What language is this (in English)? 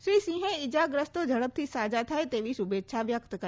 Gujarati